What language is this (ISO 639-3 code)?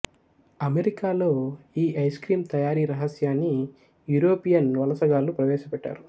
tel